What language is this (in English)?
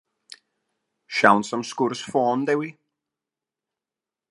Welsh